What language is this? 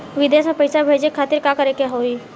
Bhojpuri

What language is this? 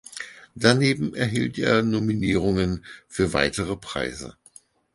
German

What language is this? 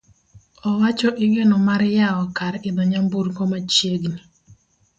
Luo (Kenya and Tanzania)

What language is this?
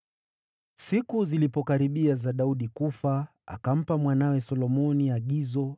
Swahili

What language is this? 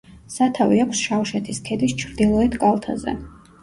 Georgian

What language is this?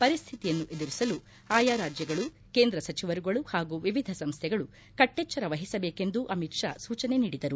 Kannada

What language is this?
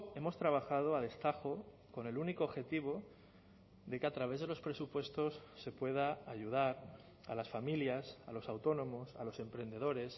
Spanish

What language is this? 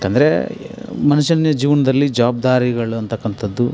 Kannada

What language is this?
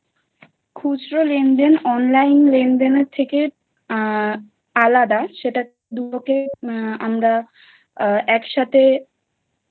Bangla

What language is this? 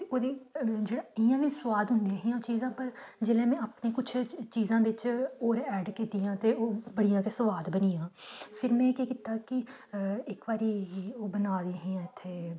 Dogri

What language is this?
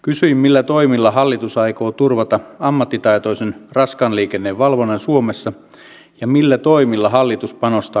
Finnish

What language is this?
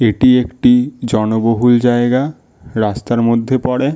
Bangla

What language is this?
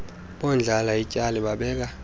Xhosa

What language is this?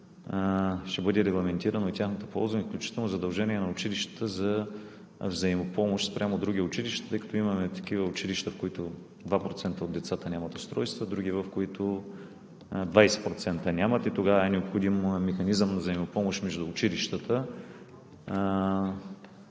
Bulgarian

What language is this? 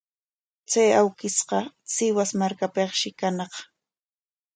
Corongo Ancash Quechua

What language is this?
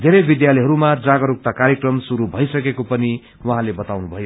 Nepali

